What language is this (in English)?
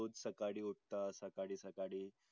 Marathi